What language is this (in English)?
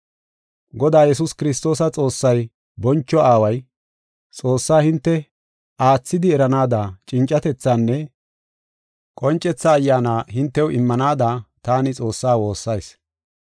Gofa